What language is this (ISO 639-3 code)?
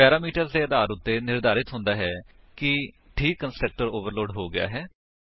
pan